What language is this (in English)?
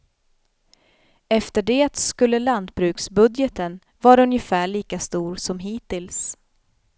Swedish